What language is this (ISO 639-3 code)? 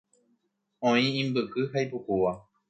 grn